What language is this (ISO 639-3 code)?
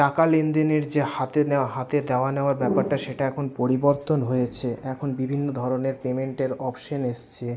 ben